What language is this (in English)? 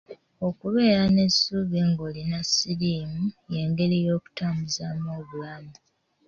Ganda